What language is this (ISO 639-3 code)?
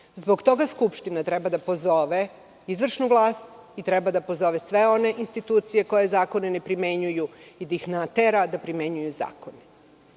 srp